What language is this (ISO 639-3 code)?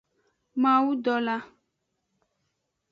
ajg